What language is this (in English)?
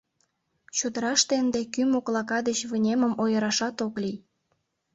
Mari